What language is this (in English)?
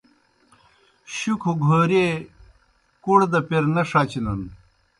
Kohistani Shina